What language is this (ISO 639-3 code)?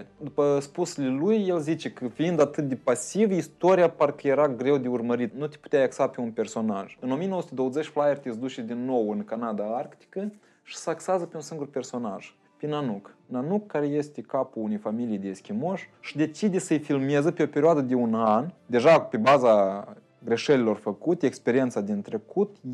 ron